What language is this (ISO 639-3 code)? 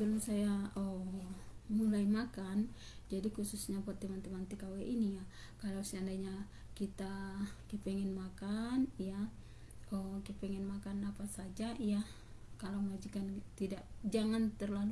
ind